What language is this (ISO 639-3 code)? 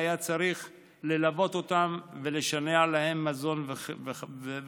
heb